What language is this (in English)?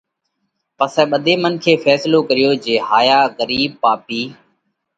Parkari Koli